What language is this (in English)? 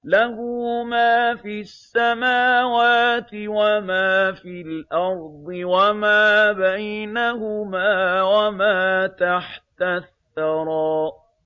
Arabic